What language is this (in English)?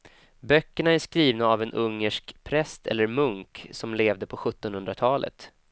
Swedish